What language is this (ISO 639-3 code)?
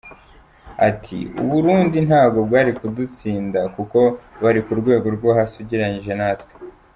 kin